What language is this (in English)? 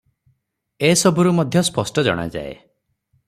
Odia